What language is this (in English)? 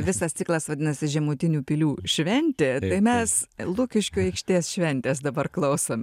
Lithuanian